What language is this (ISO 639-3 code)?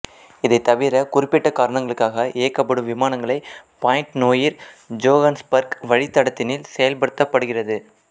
tam